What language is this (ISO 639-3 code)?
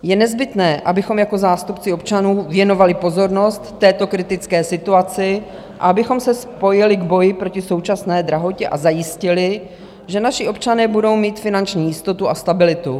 ces